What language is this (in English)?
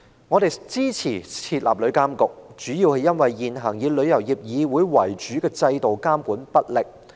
Cantonese